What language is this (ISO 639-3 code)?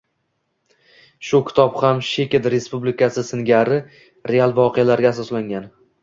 uzb